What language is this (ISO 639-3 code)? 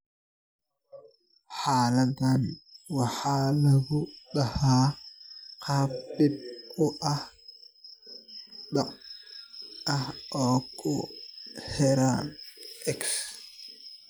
som